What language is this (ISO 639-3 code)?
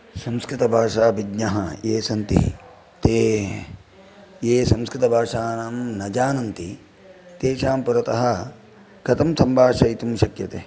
san